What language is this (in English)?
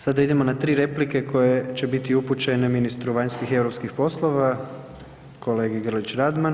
Croatian